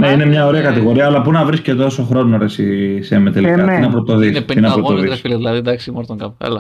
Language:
Greek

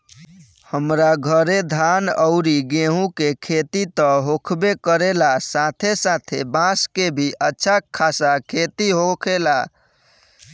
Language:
Bhojpuri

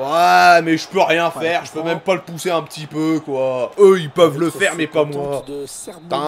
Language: French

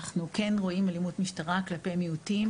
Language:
Hebrew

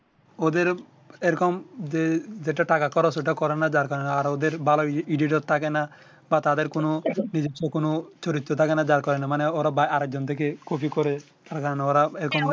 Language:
Bangla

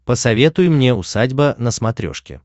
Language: Russian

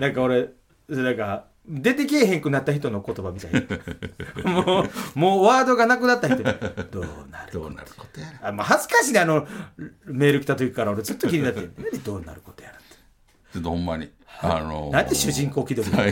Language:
Japanese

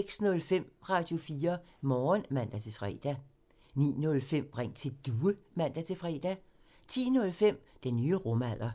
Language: Danish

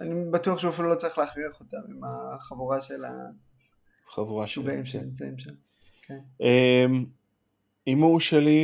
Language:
Hebrew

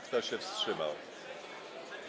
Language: Polish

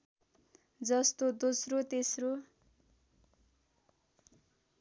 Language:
Nepali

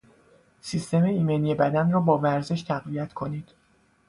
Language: Persian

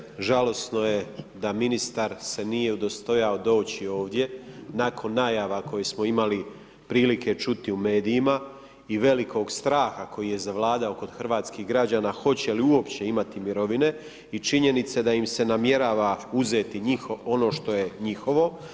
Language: Croatian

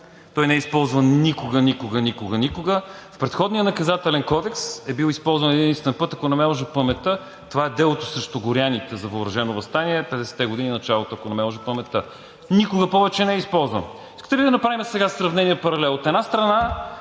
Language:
Bulgarian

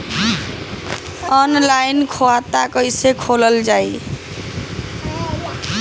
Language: Bhojpuri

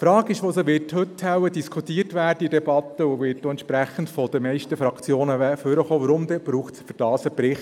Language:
Swiss German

